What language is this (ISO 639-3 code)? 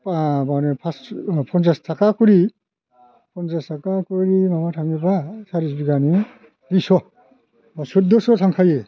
brx